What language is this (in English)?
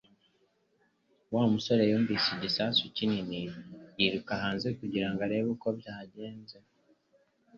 Kinyarwanda